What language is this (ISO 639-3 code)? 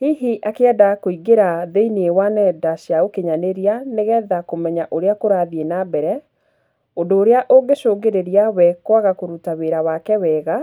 kik